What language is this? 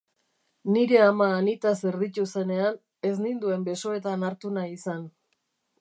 Basque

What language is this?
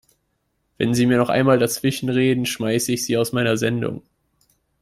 German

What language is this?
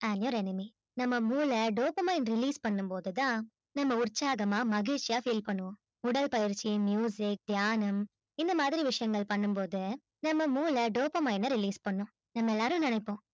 Tamil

